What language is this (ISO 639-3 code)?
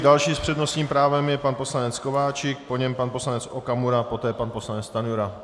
ces